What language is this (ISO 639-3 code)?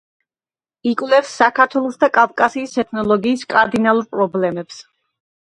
kat